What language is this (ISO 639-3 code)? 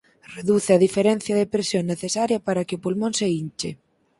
glg